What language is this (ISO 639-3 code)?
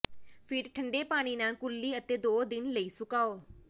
pan